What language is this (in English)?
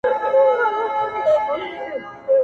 Pashto